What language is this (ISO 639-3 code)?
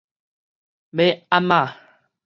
nan